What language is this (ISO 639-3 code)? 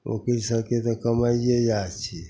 mai